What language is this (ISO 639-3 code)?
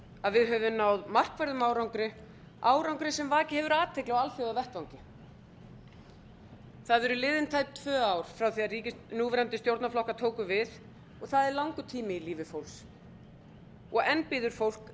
isl